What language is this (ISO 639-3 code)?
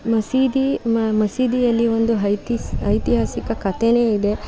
kan